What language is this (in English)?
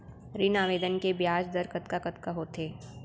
Chhattisgarhi